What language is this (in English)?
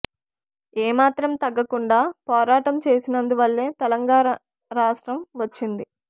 Telugu